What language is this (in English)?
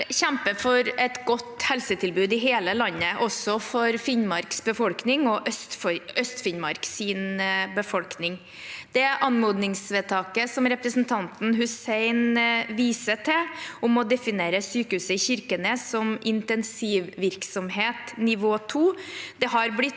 Norwegian